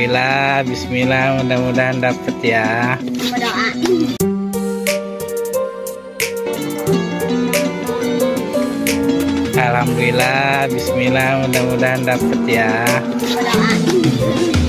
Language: Indonesian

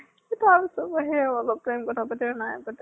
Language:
Assamese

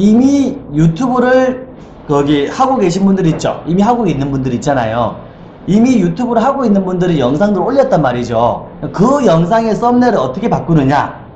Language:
Korean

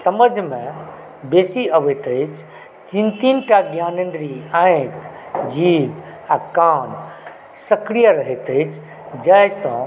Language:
Maithili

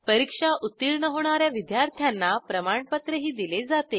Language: Marathi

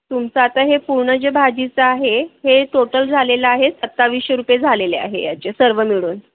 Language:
Marathi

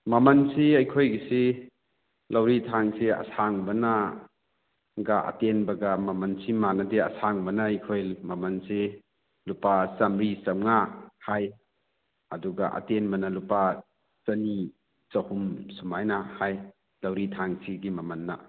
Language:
Manipuri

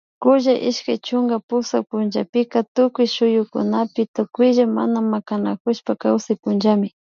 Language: Imbabura Highland Quichua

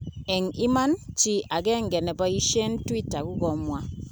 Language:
Kalenjin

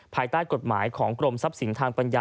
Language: Thai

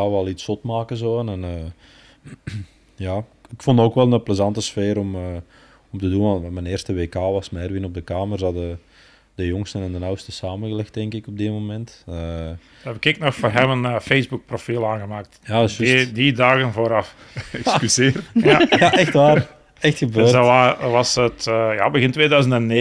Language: Dutch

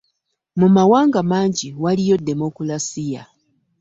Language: Ganda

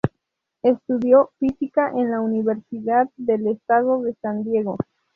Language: Spanish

